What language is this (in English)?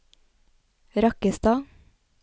Norwegian